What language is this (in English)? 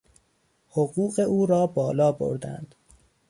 Persian